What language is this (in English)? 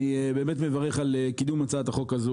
Hebrew